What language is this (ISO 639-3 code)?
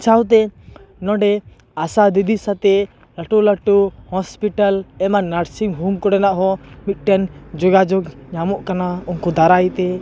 sat